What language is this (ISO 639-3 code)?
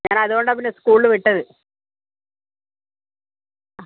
mal